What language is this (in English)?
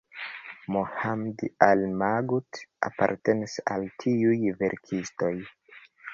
Esperanto